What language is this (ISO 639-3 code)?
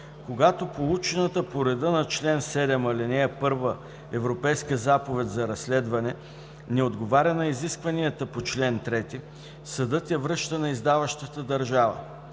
bul